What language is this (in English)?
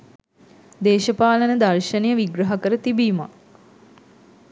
Sinhala